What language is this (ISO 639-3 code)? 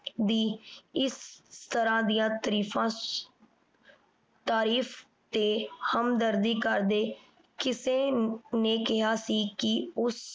pan